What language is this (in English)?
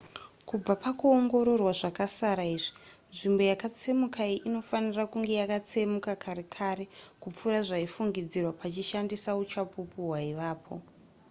Shona